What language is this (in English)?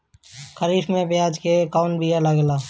Bhojpuri